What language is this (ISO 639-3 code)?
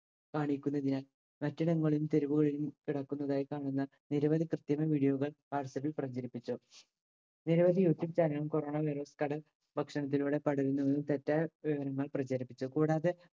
mal